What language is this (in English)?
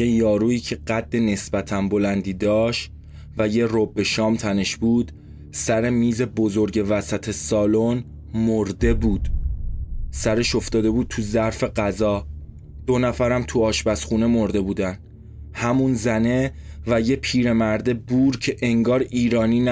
Persian